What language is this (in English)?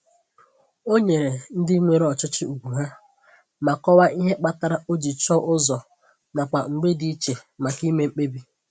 Igbo